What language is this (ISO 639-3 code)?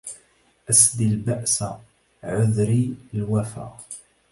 ara